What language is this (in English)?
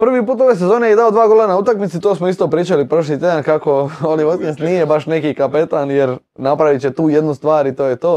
Croatian